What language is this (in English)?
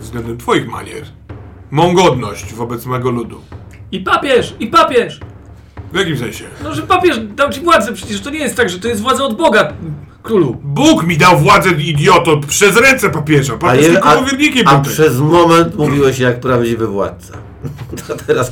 Polish